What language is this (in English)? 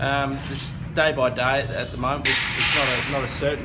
Indonesian